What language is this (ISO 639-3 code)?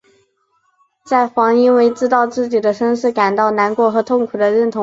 zho